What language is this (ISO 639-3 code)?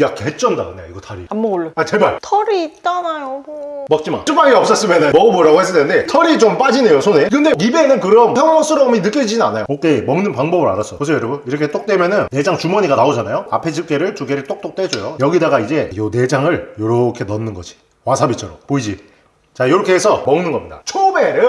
kor